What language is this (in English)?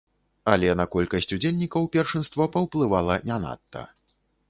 Belarusian